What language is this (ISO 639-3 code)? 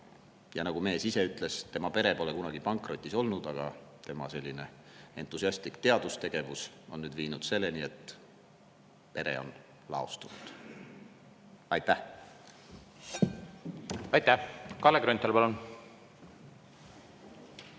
est